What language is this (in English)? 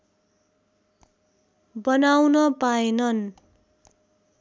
Nepali